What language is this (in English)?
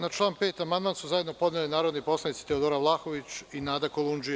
Serbian